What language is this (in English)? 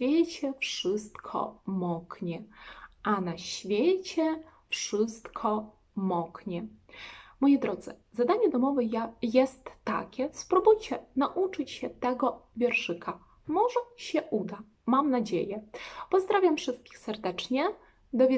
Polish